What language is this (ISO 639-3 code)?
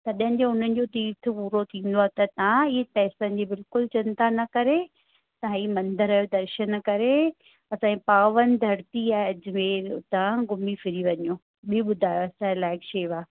snd